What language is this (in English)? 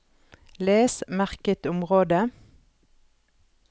Norwegian